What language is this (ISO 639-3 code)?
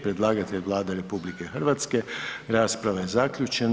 hrv